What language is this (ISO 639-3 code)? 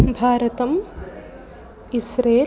san